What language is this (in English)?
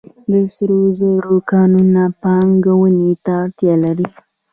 Pashto